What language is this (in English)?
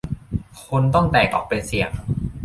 Thai